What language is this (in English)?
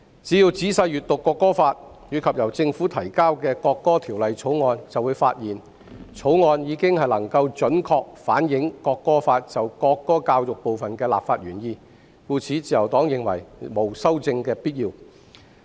Cantonese